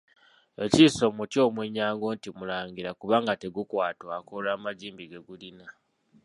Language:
Ganda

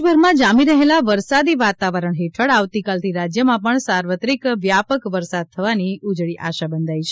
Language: Gujarati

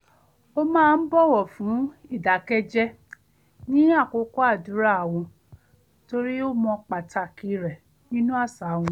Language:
Yoruba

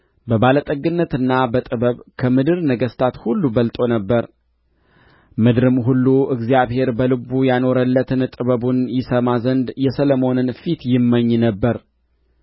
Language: Amharic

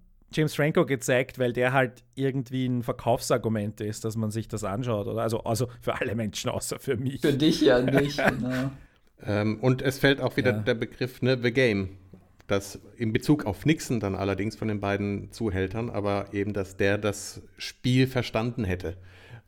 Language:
German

